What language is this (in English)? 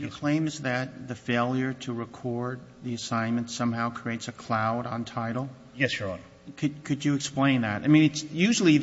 English